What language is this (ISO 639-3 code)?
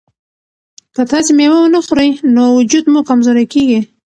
pus